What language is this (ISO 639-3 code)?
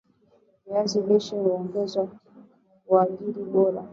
swa